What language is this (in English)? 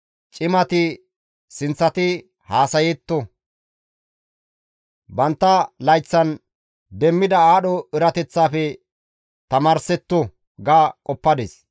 Gamo